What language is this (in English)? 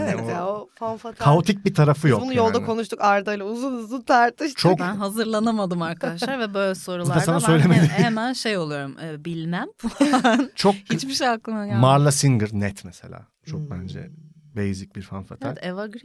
Turkish